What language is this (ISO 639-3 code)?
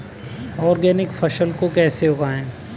hin